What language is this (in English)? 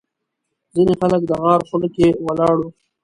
Pashto